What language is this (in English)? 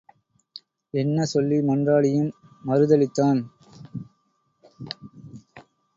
Tamil